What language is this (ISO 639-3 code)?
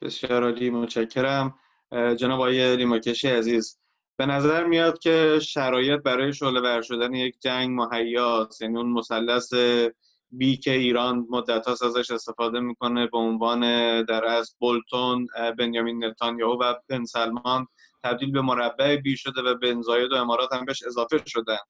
fas